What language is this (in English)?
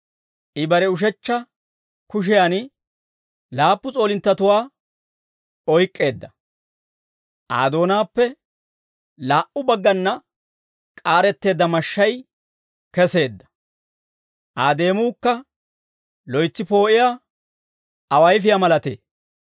Dawro